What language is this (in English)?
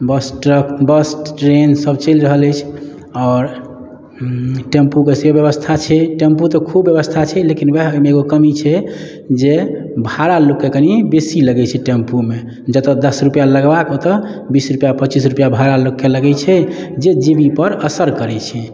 Maithili